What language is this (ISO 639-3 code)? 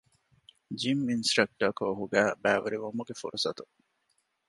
div